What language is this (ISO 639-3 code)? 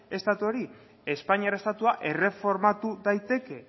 eus